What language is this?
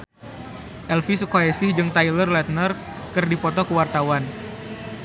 Sundanese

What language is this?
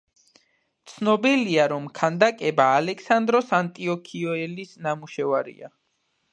Georgian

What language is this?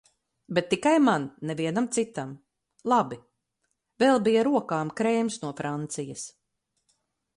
Latvian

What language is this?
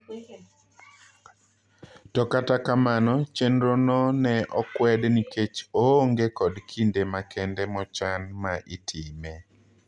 Luo (Kenya and Tanzania)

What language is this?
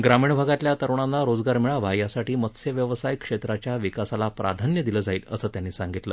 Marathi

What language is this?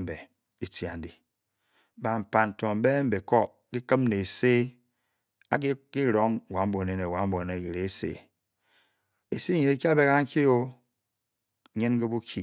Bokyi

